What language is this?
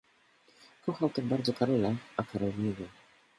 Polish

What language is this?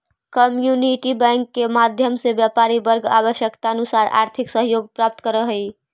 Magahi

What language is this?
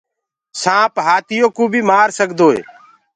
Gurgula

